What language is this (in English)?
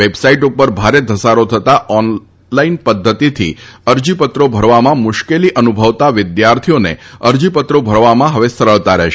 Gujarati